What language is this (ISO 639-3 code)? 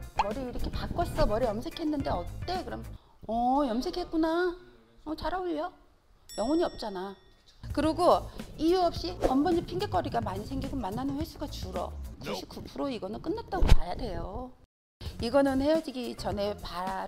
kor